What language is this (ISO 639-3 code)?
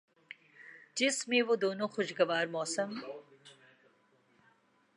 urd